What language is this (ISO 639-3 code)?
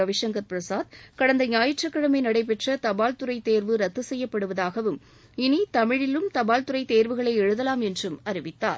tam